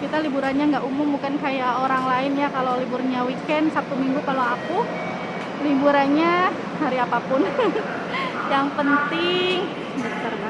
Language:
Indonesian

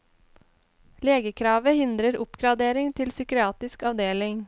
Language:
Norwegian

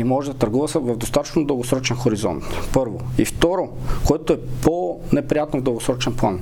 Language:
Bulgarian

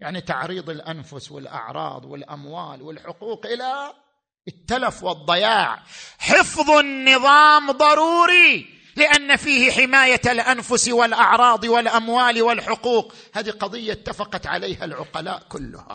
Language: Arabic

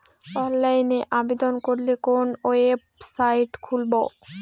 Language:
Bangla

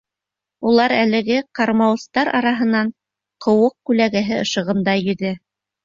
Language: Bashkir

